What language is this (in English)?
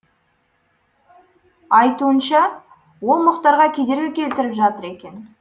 Kazakh